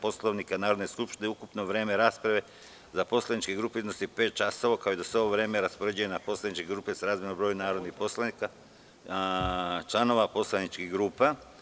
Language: Serbian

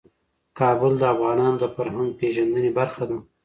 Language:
Pashto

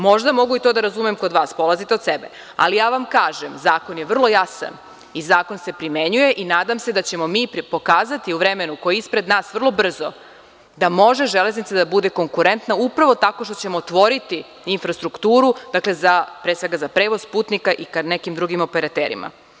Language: Serbian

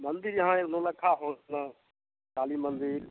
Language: Maithili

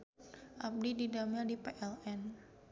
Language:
Sundanese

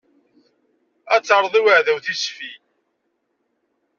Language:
Kabyle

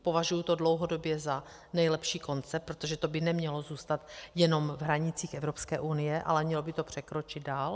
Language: Czech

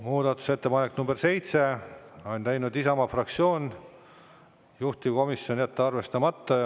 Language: Estonian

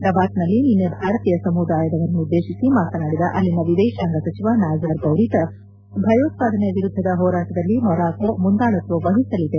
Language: Kannada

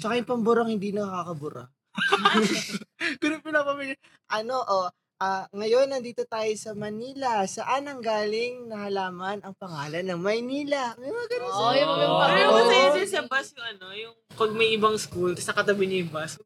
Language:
Filipino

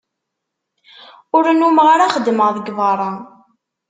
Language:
Kabyle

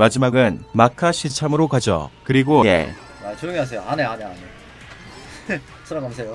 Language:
Korean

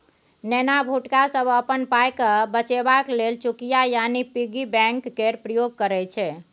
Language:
Maithili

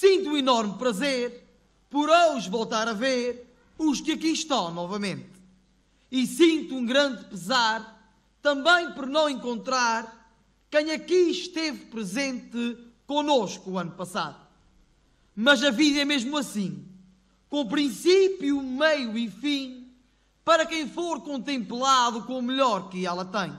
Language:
Portuguese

